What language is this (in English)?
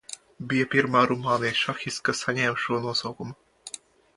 Latvian